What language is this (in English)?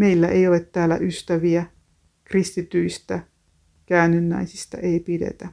Finnish